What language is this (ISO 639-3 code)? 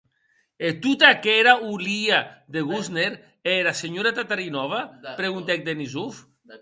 oci